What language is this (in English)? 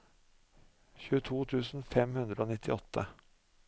Norwegian